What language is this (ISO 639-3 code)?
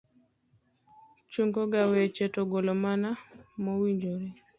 luo